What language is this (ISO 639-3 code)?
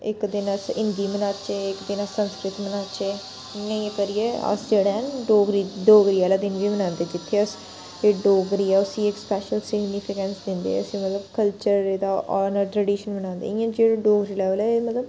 doi